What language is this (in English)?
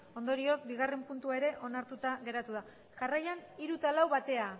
Basque